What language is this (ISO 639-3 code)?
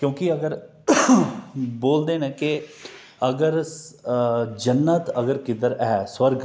doi